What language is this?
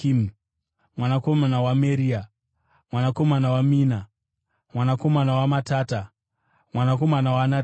Shona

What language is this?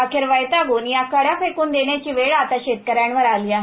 Marathi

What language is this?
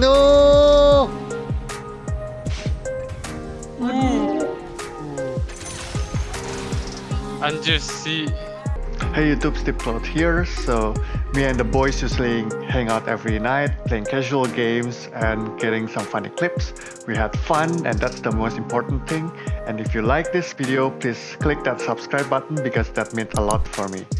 English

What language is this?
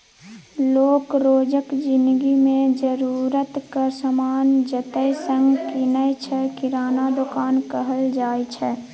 Maithili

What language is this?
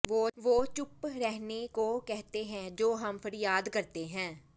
Punjabi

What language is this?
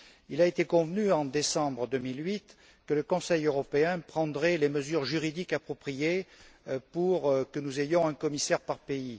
French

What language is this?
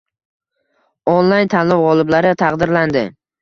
Uzbek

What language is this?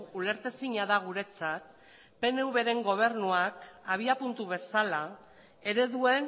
Basque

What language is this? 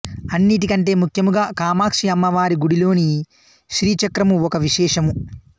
Telugu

